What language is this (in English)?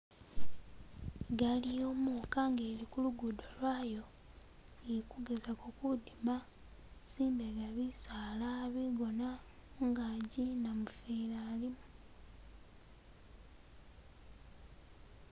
Masaaba